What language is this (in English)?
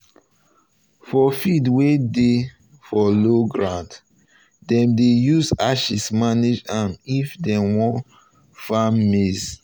Nigerian Pidgin